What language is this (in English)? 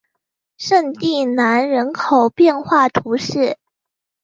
Chinese